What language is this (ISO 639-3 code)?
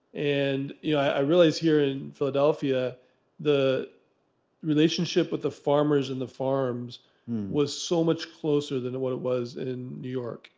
eng